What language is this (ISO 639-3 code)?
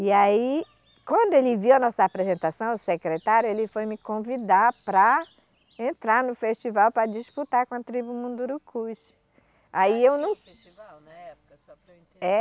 por